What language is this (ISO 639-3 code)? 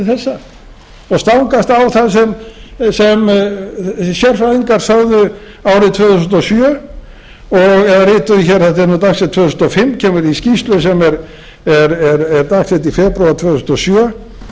isl